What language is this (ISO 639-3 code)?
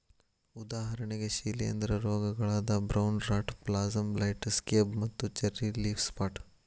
kan